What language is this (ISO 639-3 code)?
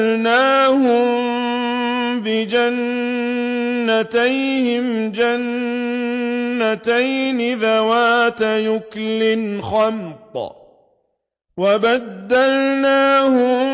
ara